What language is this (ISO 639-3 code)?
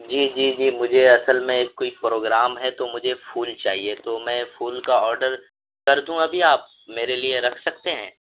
urd